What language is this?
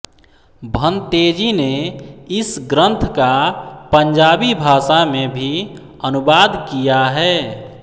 Hindi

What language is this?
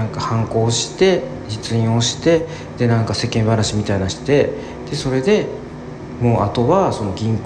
Japanese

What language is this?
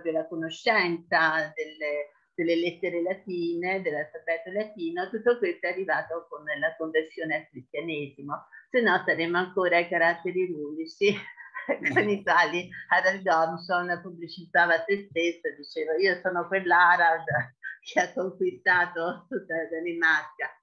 Italian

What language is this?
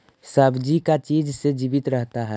Magahi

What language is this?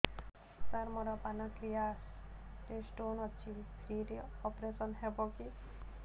Odia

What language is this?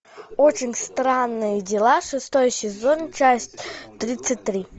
Russian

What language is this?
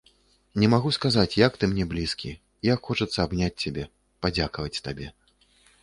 Belarusian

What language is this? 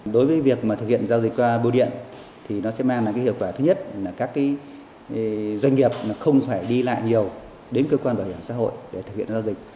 Vietnamese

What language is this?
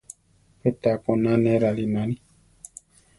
Central Tarahumara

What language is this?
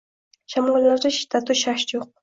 Uzbek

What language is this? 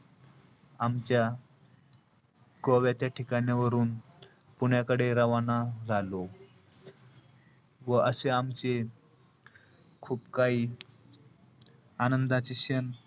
Marathi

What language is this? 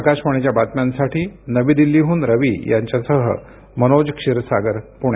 Marathi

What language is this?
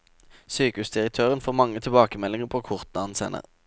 Norwegian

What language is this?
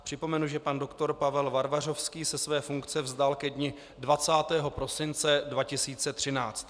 Czech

